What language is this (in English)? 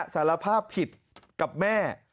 Thai